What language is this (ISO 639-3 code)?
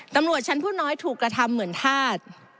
tha